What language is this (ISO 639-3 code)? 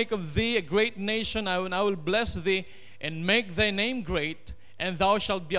eng